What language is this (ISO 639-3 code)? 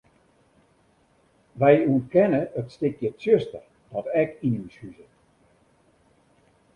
fry